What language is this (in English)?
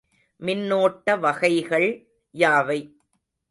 Tamil